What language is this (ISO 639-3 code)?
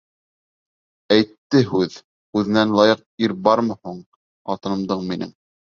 bak